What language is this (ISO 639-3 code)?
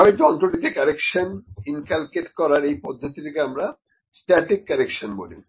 ben